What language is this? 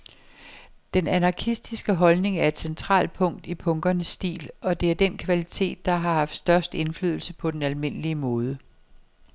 Danish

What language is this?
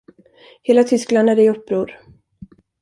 Swedish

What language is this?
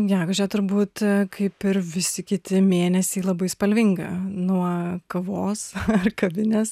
Lithuanian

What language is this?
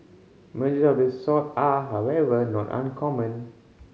English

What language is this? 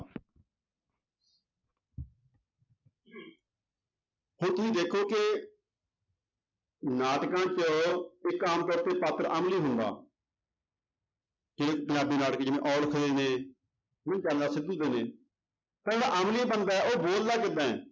Punjabi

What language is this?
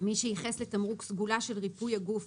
Hebrew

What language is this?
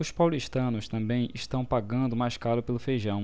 Portuguese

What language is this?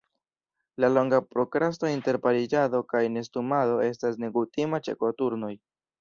Esperanto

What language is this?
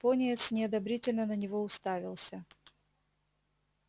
Russian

